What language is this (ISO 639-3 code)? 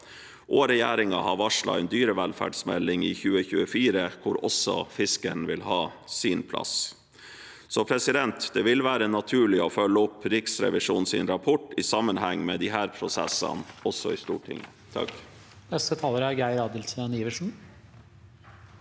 nor